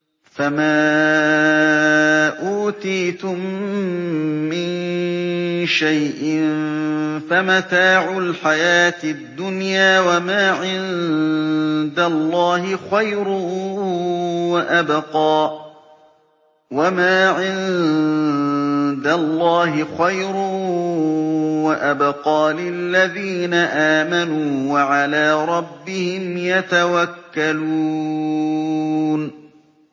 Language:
Arabic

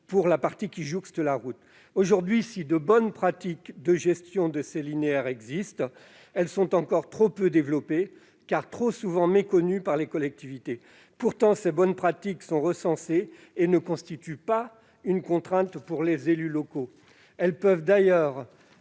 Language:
French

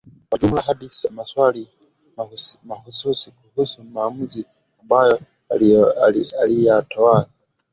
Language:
Swahili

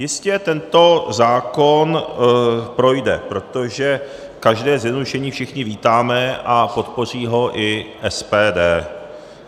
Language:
Czech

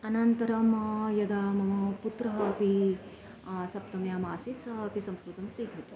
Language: Sanskrit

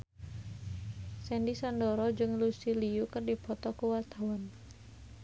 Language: Sundanese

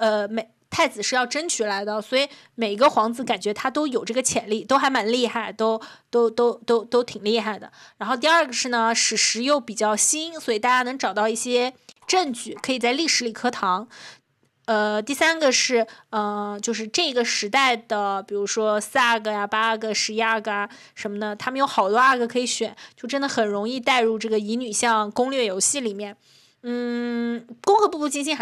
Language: Chinese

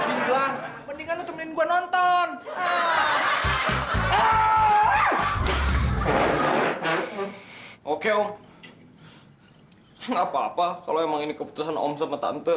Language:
Indonesian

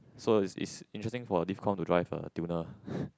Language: English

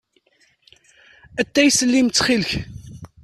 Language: Kabyle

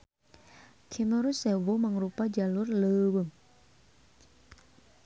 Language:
Sundanese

